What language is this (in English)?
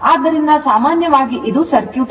Kannada